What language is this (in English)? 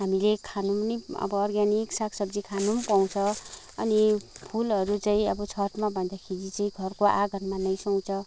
Nepali